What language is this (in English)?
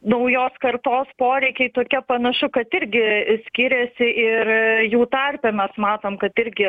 Lithuanian